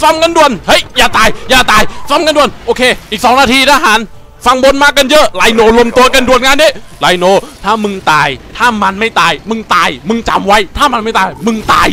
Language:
Thai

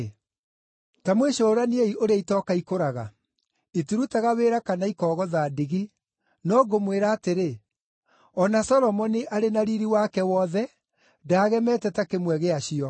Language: Kikuyu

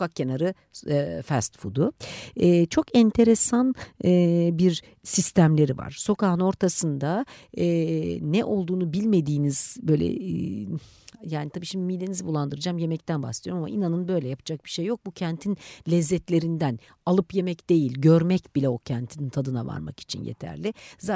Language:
Turkish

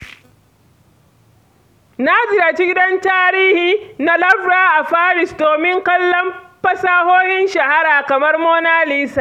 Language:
Hausa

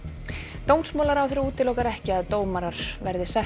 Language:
Icelandic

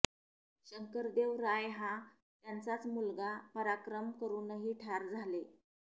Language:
Marathi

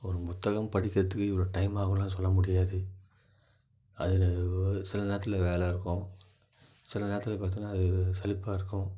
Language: Tamil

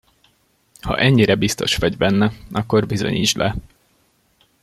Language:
Hungarian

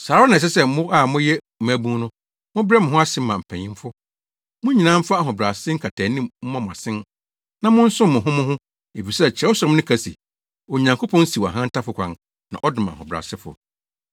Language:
Akan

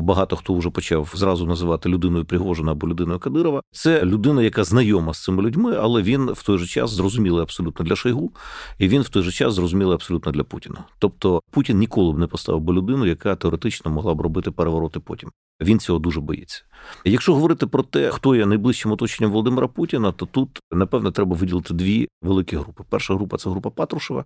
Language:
Ukrainian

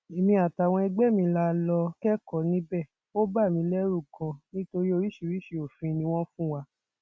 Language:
Yoruba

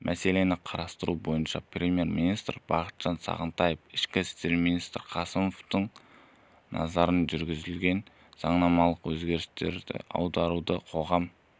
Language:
Kazakh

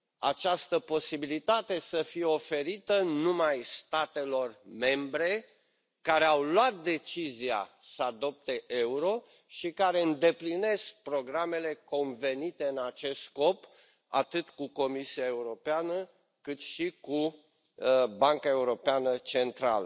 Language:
Romanian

